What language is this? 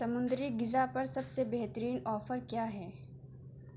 Urdu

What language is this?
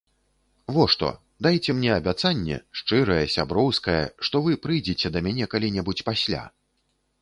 Belarusian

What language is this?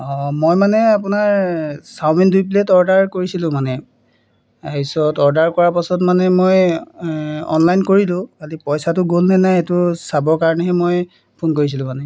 Assamese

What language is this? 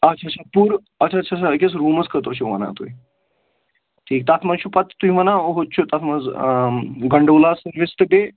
Kashmiri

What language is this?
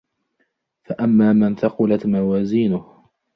Arabic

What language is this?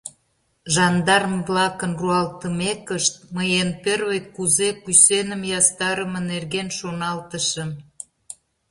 Mari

